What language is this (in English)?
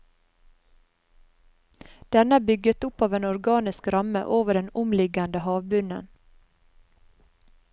Norwegian